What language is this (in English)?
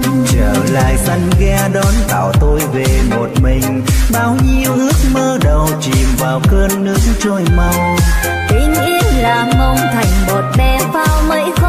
Vietnamese